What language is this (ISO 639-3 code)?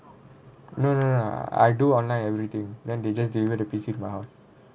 eng